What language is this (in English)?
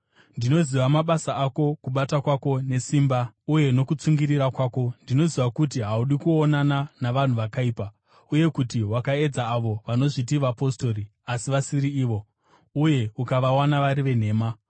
Shona